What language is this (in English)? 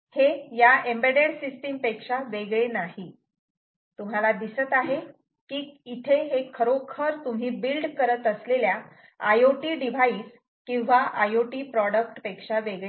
Marathi